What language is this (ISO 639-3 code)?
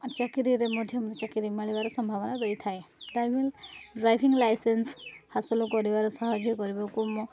ori